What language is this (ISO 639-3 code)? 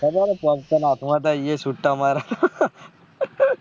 guj